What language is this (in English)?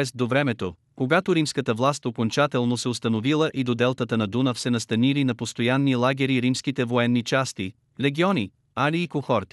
Bulgarian